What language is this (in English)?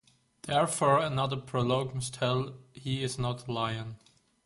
English